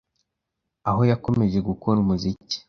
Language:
Kinyarwanda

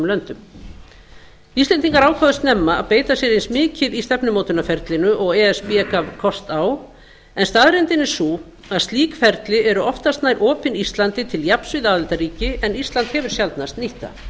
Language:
Icelandic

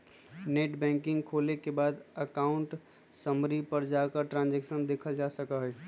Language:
Magahi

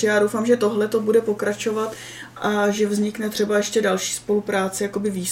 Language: Czech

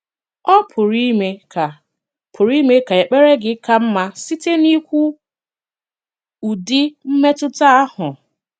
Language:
Igbo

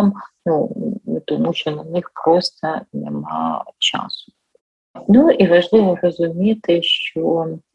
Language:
Ukrainian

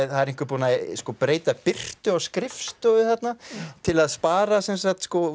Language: Icelandic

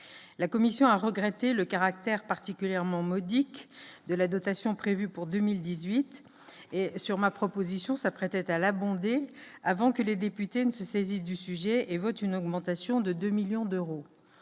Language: French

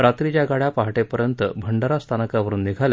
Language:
Marathi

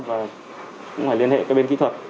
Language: Vietnamese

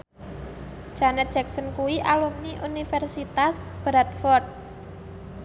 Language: Javanese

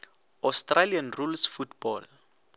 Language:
Northern Sotho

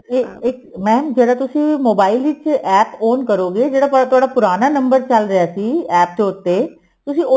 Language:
Punjabi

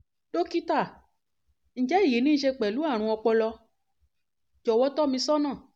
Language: Yoruba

